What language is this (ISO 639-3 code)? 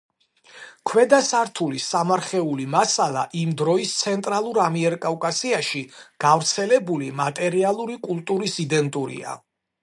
kat